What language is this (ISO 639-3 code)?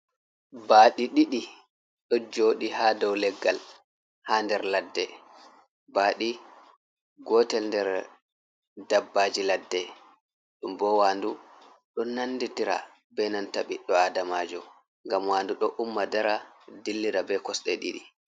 ful